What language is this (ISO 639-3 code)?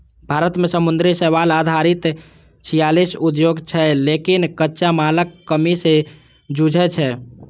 mai